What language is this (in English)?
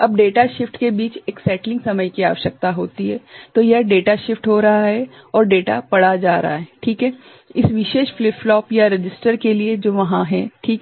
Hindi